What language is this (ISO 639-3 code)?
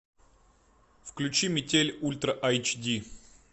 rus